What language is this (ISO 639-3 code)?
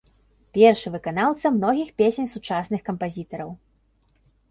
bel